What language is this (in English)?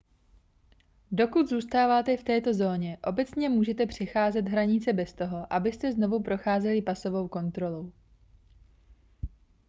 Czech